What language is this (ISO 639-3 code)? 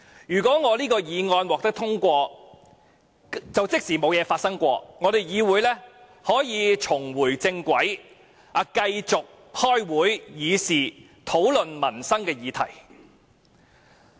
yue